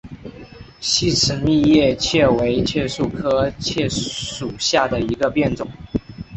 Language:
Chinese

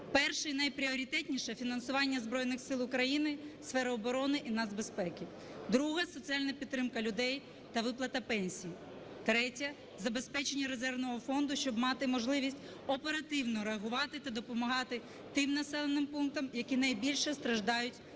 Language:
Ukrainian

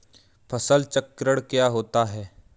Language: Hindi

